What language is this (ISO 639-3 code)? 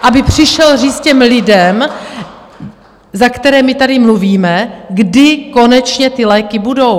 ces